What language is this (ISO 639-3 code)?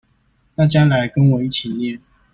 zho